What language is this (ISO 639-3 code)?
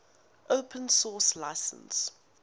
eng